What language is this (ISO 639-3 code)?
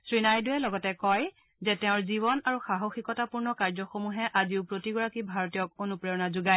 asm